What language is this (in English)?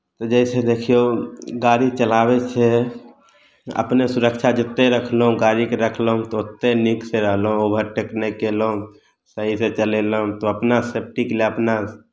Maithili